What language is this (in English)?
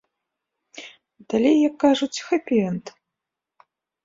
Belarusian